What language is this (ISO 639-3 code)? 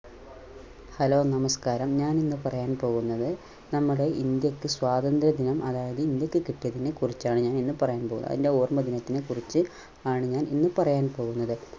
mal